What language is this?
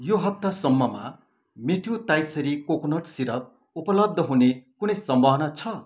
Nepali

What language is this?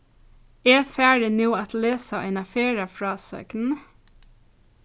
Faroese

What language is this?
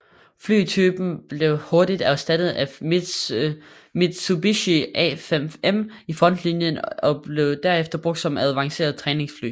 Danish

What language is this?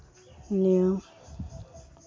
Santali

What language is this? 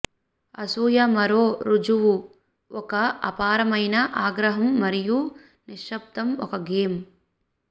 Telugu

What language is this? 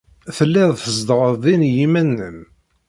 Kabyle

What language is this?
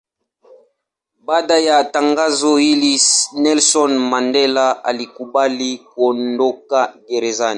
Swahili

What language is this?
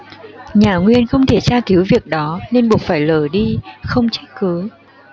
Vietnamese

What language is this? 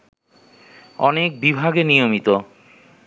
Bangla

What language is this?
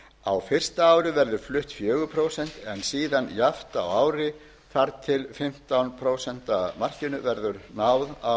Icelandic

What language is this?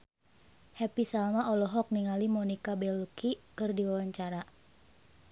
Sundanese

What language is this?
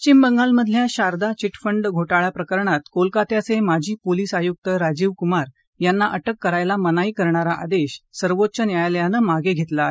Marathi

